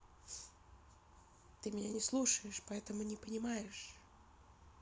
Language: Russian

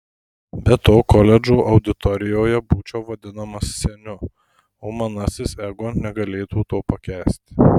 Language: Lithuanian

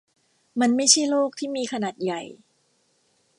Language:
Thai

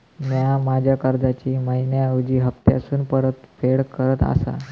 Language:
Marathi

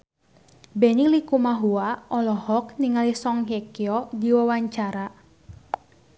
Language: Sundanese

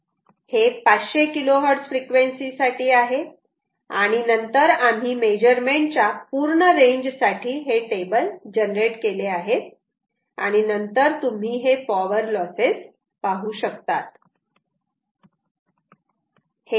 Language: Marathi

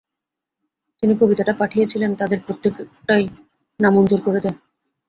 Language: Bangla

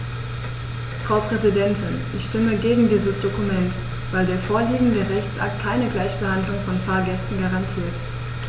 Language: German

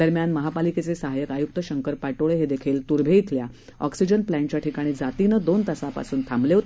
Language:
Marathi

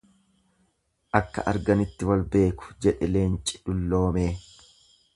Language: Oromo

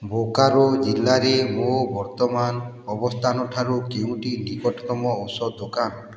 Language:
Odia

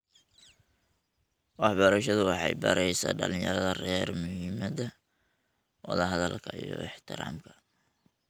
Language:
Somali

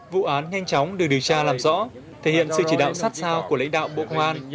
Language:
Vietnamese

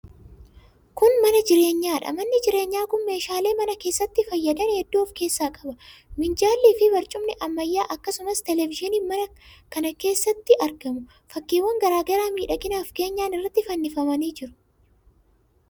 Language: Oromo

